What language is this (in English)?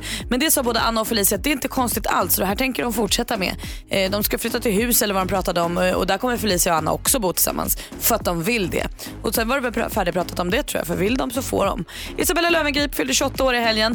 Swedish